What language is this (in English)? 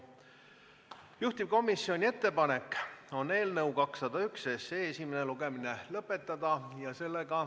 Estonian